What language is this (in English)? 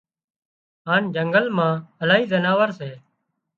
Wadiyara Koli